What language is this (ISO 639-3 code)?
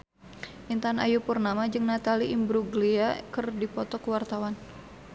sun